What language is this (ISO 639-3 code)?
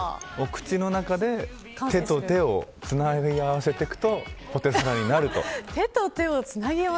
jpn